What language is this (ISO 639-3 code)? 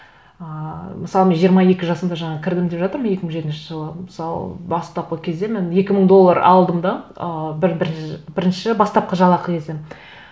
kaz